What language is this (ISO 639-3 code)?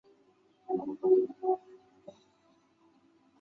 zho